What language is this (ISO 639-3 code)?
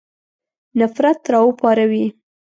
pus